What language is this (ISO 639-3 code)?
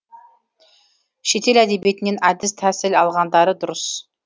kaz